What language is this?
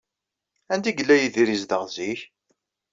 Kabyle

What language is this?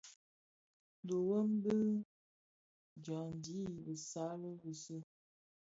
Bafia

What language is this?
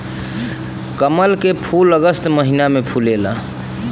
Bhojpuri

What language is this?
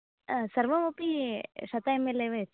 Sanskrit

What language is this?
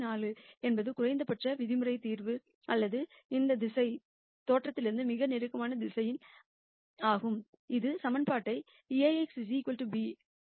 Tamil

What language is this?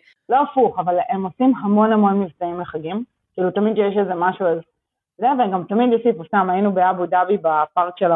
Hebrew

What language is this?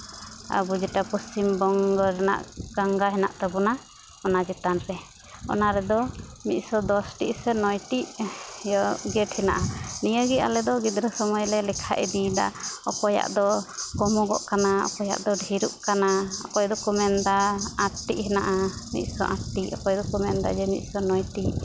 Santali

